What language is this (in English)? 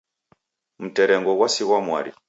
Taita